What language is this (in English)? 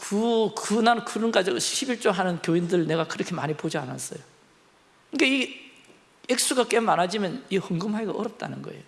Korean